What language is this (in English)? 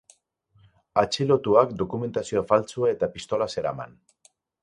Basque